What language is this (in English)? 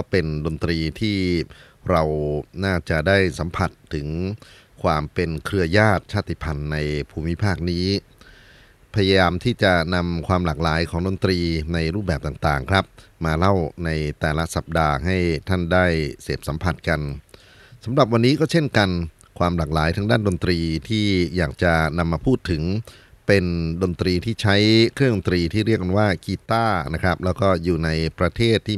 Thai